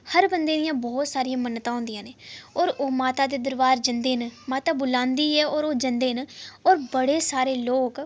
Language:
Dogri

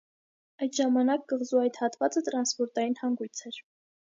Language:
Armenian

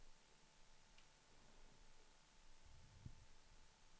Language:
Swedish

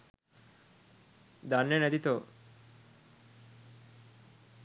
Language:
Sinhala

